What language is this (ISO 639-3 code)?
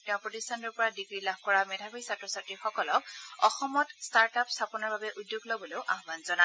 asm